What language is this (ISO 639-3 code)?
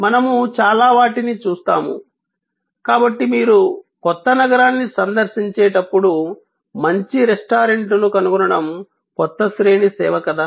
tel